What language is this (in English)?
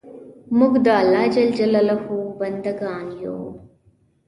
Pashto